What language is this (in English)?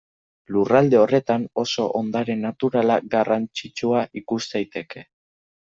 Basque